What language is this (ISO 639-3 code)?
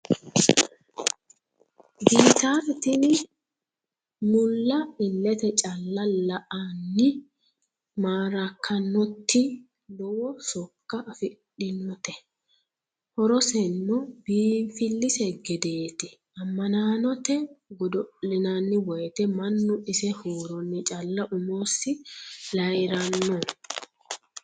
sid